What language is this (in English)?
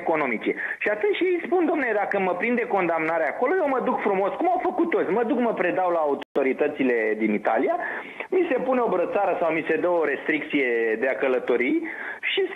Romanian